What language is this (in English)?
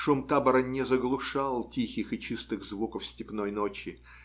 Russian